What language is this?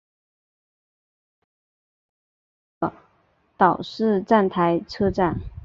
Chinese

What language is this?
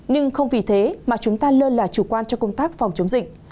Vietnamese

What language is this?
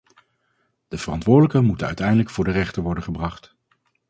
Dutch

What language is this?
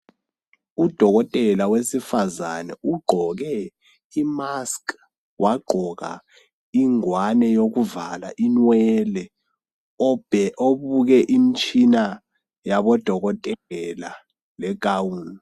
North Ndebele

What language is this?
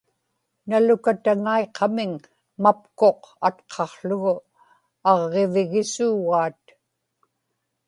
Inupiaq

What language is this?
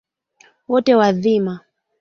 Swahili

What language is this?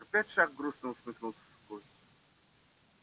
Russian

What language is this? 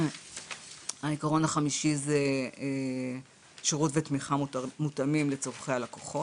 Hebrew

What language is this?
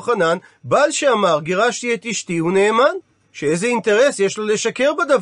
Hebrew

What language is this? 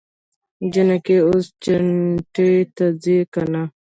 Pashto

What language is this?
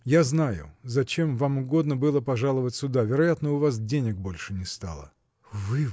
Russian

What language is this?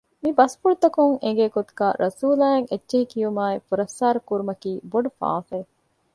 Divehi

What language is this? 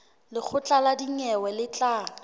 Southern Sotho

